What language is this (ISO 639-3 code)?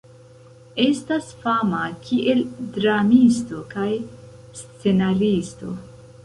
epo